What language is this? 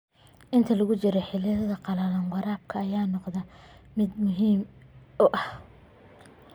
Somali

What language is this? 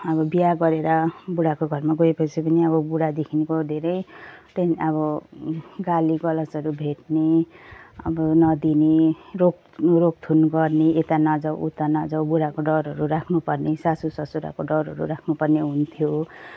Nepali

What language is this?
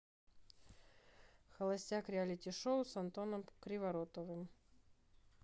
Russian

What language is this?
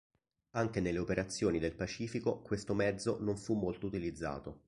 Italian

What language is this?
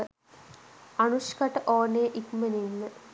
Sinhala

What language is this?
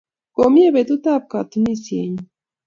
Kalenjin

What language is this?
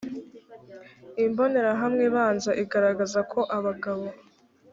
Kinyarwanda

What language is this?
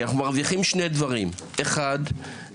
Hebrew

